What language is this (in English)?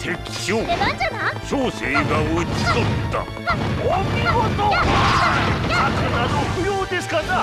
Japanese